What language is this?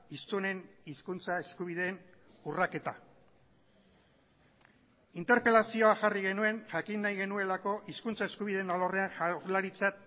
Basque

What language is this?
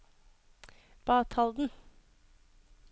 Norwegian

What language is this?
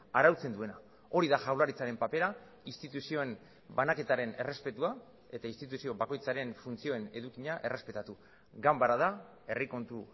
Basque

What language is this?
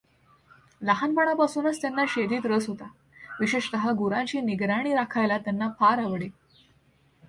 Marathi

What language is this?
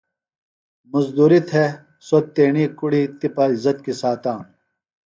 Phalura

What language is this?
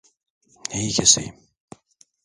Turkish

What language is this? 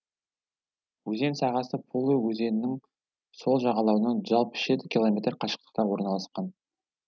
Kazakh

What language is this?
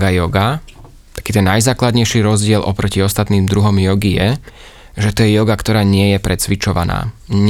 Slovak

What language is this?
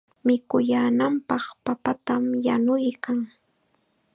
Chiquián Ancash Quechua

